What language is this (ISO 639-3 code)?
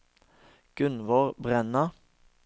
nor